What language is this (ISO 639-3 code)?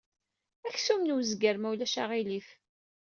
kab